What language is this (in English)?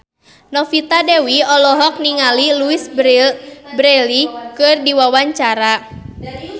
Sundanese